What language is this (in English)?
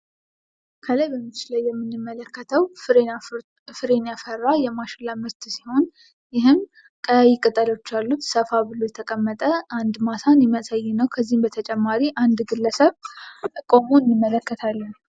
Amharic